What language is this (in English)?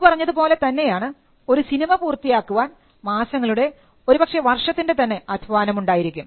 Malayalam